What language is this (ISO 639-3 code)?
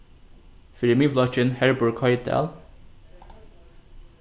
fao